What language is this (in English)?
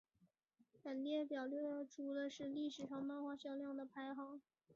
Chinese